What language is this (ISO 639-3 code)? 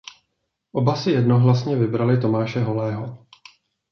ces